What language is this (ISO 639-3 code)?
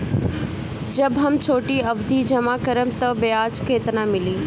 bho